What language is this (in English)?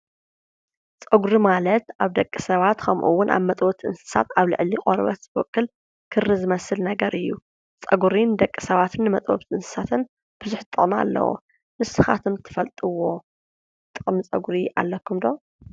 Tigrinya